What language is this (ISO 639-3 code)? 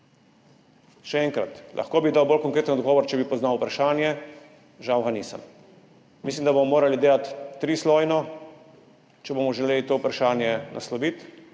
slv